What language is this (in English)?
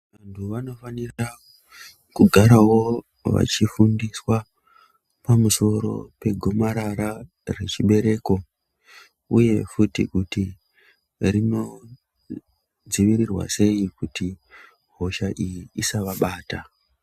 Ndau